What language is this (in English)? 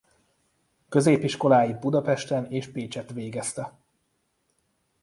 Hungarian